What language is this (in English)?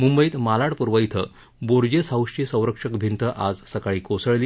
Marathi